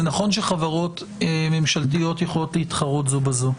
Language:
Hebrew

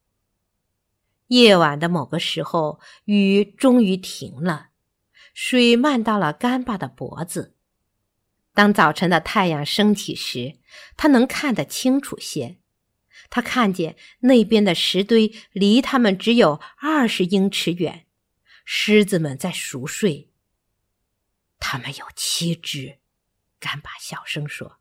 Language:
Chinese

